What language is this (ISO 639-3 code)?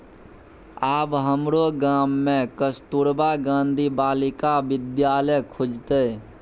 mai